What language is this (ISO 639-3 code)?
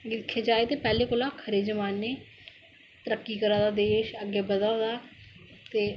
doi